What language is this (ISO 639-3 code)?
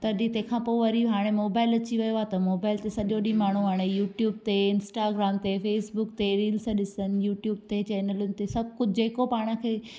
snd